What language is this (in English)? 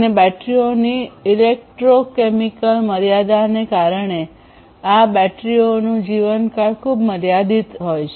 Gujarati